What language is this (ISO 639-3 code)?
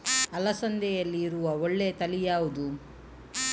kan